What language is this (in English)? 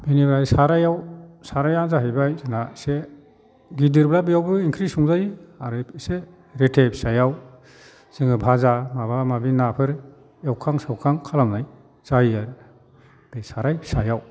Bodo